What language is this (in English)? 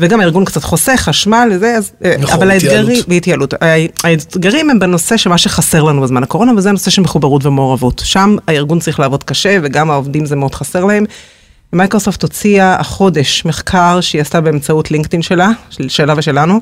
Hebrew